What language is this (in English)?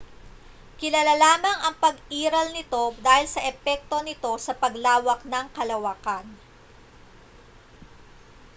Filipino